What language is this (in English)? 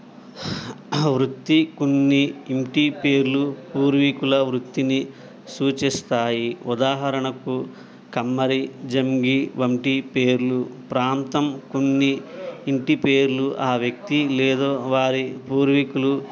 Telugu